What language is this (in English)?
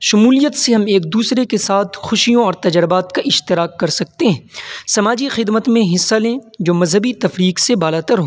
Urdu